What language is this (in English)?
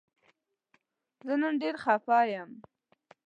Pashto